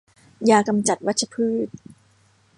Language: Thai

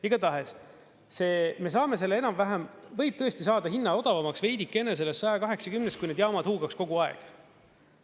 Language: Estonian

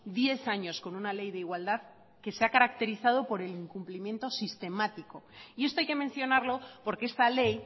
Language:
Spanish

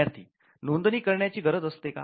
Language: Marathi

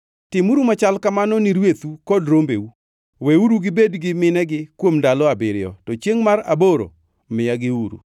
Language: Luo (Kenya and Tanzania)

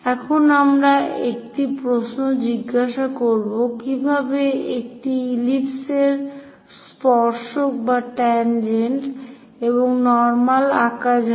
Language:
Bangla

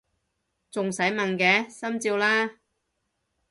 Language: Cantonese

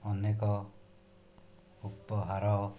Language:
Odia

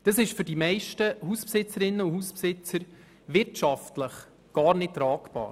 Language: Swiss German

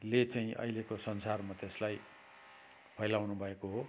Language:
Nepali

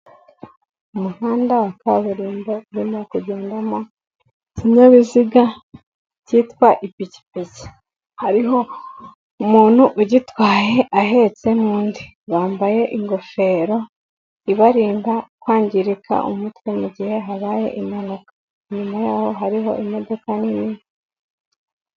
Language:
Kinyarwanda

